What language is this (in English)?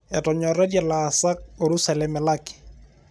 Masai